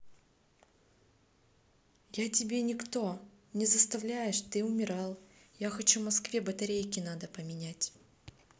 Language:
Russian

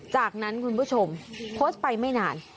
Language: Thai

